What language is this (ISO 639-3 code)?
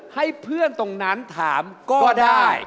tha